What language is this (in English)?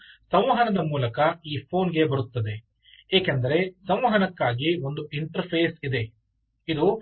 Kannada